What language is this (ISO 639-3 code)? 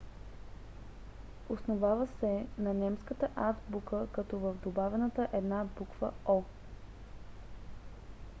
bul